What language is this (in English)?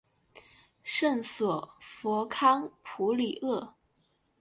Chinese